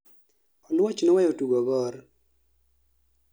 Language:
Luo (Kenya and Tanzania)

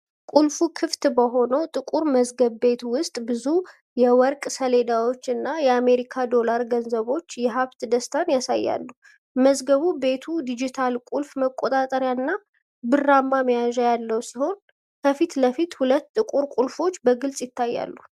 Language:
Amharic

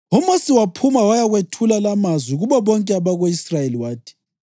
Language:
North Ndebele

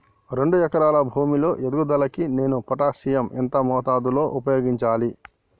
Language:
Telugu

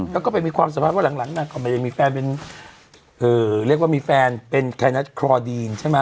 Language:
Thai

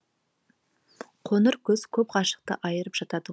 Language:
Kazakh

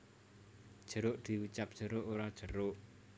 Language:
Javanese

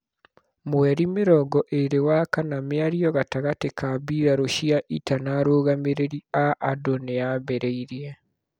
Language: Kikuyu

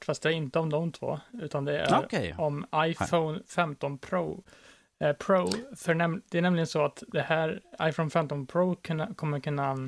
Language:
Swedish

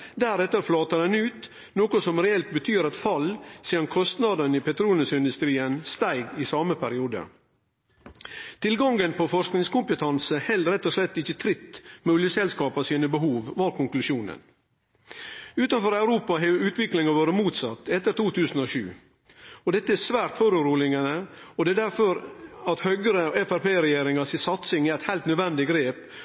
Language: Norwegian Nynorsk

